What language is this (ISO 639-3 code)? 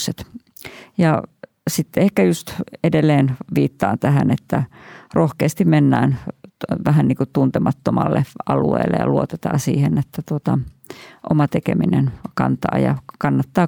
fin